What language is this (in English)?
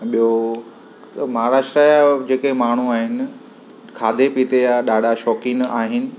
Sindhi